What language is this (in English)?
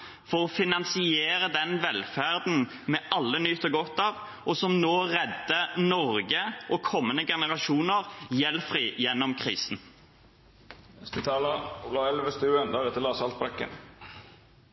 Norwegian Bokmål